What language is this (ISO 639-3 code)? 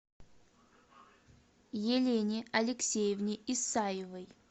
rus